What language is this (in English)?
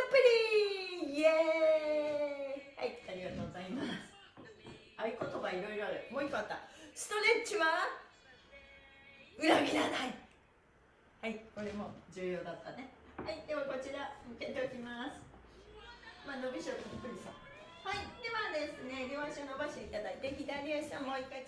Japanese